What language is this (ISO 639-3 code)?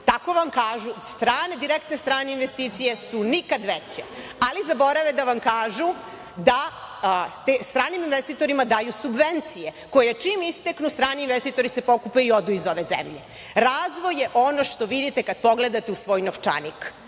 srp